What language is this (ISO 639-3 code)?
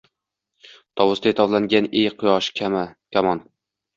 uzb